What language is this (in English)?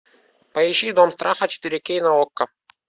Russian